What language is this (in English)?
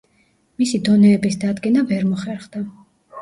Georgian